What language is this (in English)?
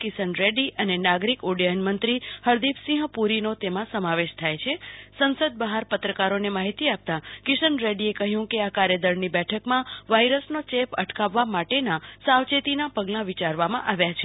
Gujarati